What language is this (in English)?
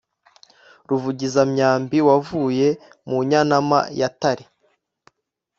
Kinyarwanda